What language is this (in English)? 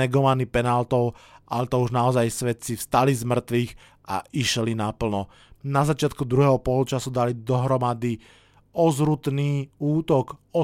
Slovak